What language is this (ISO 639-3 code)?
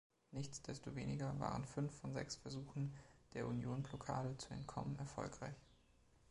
deu